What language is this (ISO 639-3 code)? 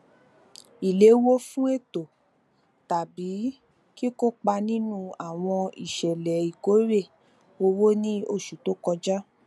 yor